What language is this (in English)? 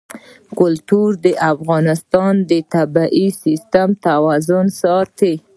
Pashto